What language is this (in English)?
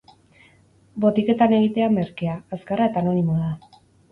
Basque